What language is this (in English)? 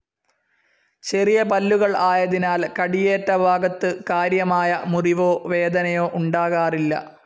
Malayalam